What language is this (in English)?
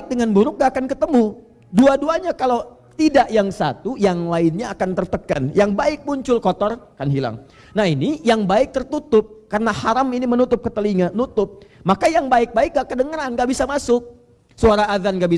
Indonesian